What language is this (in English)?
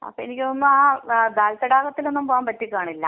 Malayalam